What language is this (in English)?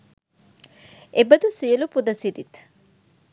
Sinhala